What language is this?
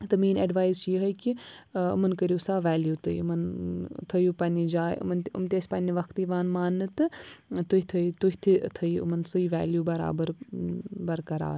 Kashmiri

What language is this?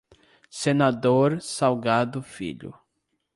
Portuguese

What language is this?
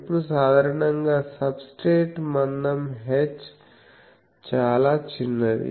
Telugu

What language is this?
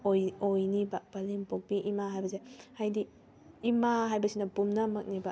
Manipuri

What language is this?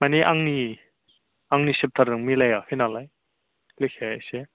Bodo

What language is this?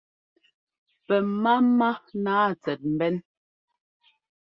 Ngomba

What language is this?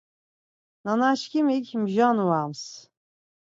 Laz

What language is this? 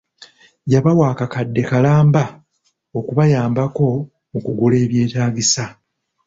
Ganda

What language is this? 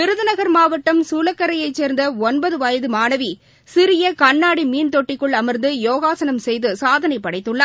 Tamil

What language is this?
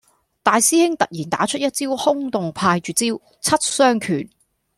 Cantonese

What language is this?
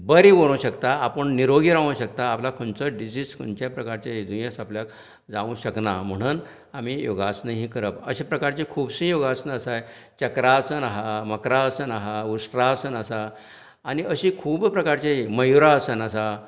Konkani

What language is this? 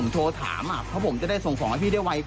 Thai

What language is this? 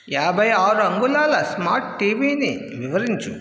Telugu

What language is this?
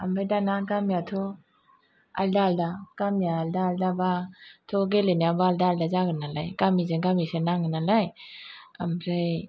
Bodo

